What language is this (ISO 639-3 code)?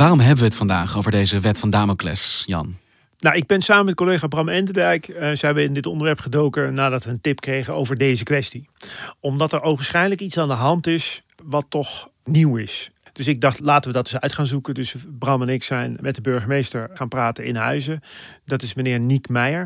nld